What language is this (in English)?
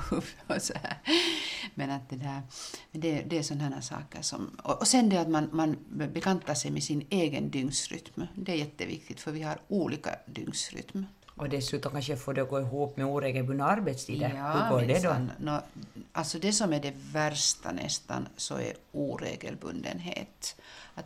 Swedish